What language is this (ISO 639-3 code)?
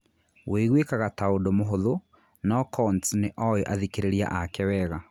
kik